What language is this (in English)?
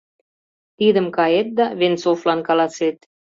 Mari